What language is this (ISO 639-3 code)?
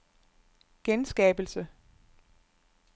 dan